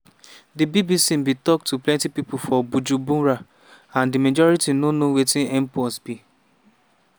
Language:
Nigerian Pidgin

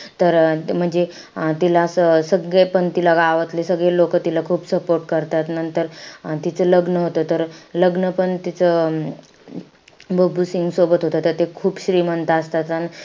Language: Marathi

